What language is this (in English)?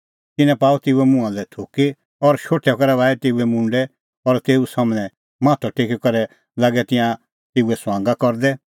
Kullu Pahari